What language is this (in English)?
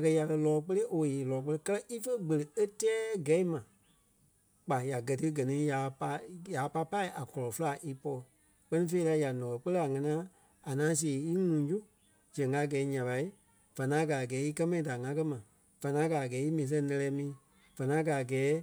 Kpelle